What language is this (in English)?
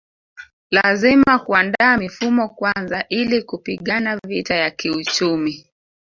Swahili